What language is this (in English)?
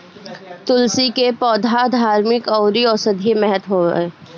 Bhojpuri